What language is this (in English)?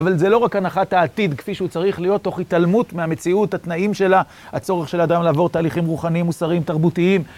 Hebrew